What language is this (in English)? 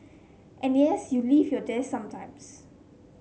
English